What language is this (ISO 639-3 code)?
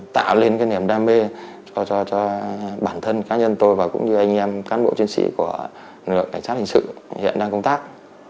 vie